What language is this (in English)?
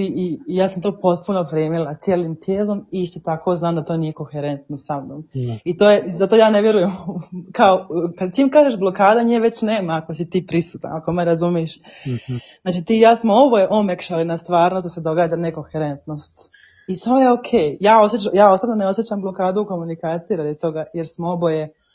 Croatian